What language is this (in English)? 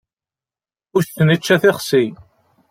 Kabyle